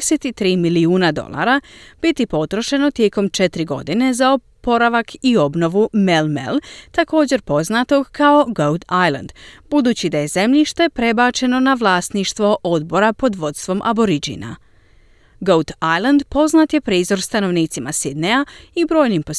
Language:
Croatian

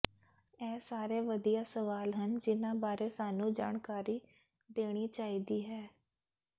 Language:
Punjabi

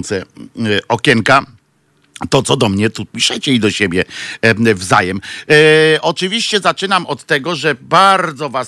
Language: Polish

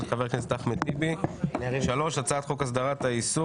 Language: Hebrew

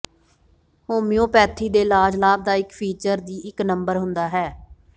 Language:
Punjabi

